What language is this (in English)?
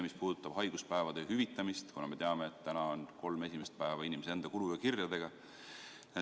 Estonian